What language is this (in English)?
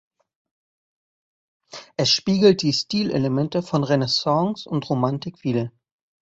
German